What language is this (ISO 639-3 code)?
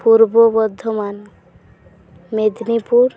sat